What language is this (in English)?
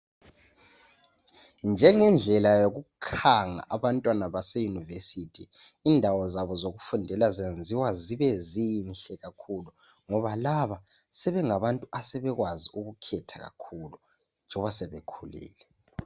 North Ndebele